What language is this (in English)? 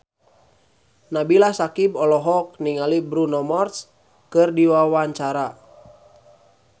Sundanese